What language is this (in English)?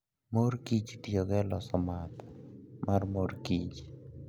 Luo (Kenya and Tanzania)